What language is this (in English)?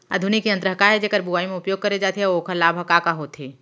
Chhattisgarhi